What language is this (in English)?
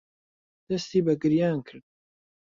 Central Kurdish